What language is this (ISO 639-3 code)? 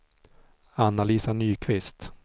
swe